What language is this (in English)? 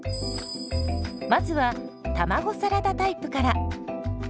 Japanese